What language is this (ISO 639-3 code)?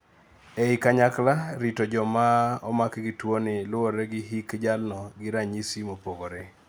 luo